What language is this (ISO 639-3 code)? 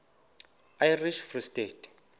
xho